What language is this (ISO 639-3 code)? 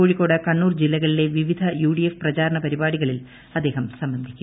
mal